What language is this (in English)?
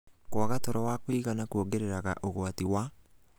Kikuyu